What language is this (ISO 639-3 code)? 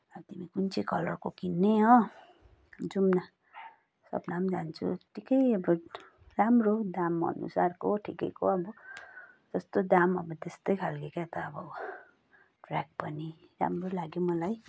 nep